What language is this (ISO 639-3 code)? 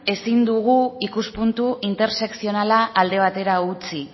eus